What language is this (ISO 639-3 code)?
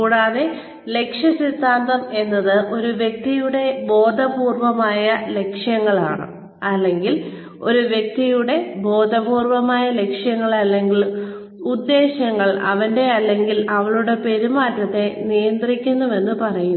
mal